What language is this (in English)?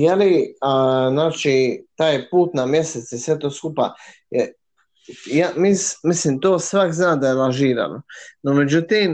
Croatian